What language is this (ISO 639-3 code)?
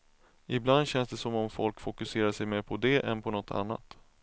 swe